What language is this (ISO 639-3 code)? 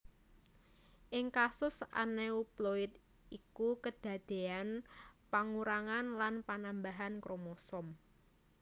jav